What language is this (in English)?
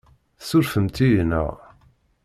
Kabyle